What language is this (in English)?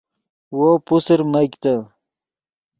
Yidgha